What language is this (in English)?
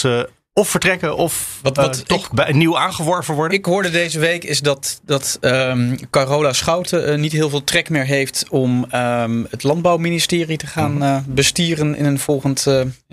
Dutch